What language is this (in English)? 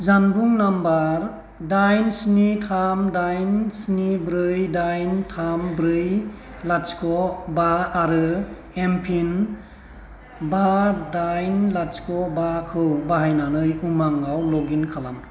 Bodo